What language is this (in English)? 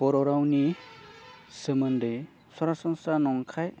Bodo